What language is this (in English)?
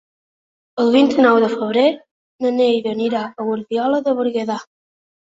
Catalan